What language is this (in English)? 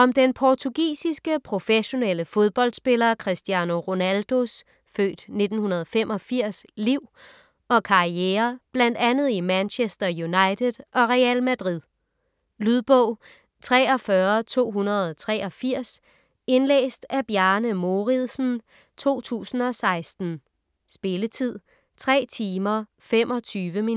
Danish